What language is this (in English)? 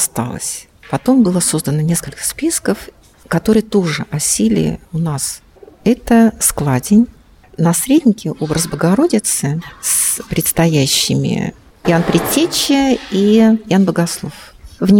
Russian